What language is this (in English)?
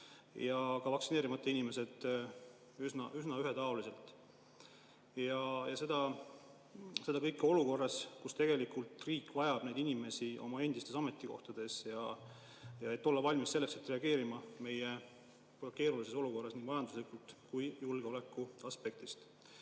Estonian